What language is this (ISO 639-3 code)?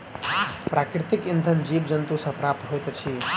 mai